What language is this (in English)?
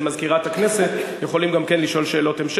Hebrew